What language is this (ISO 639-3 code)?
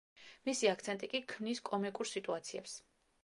kat